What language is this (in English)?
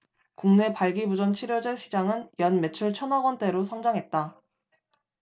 Korean